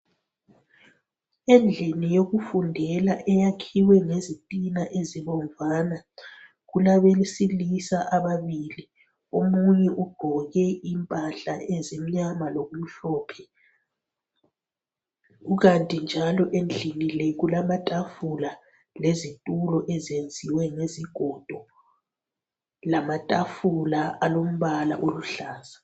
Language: North Ndebele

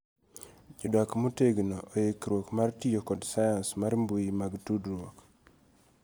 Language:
Luo (Kenya and Tanzania)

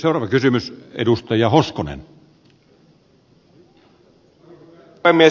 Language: Finnish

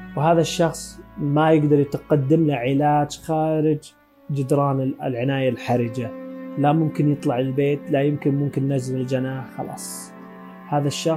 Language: Arabic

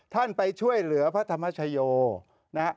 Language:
Thai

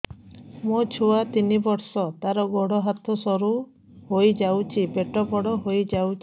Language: Odia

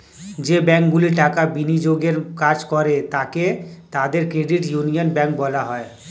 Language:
Bangla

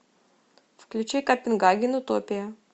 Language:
Russian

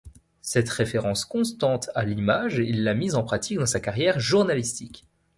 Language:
French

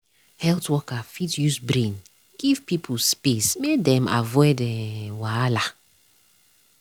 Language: Nigerian Pidgin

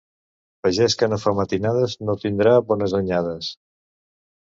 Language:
Catalan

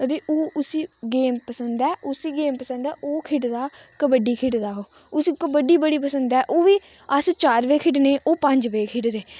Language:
Dogri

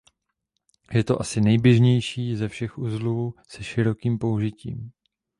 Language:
Czech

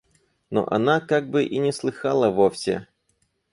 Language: Russian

